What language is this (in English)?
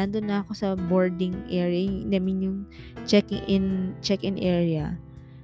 Filipino